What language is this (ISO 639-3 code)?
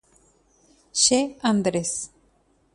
grn